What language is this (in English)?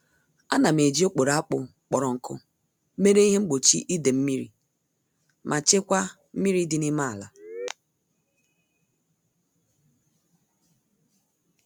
Igbo